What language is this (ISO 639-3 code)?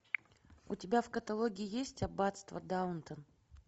rus